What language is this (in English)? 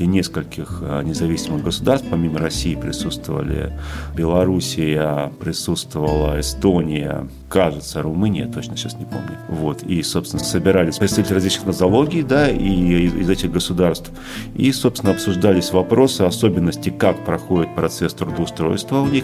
Russian